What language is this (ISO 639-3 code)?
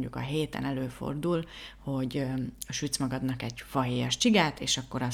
hun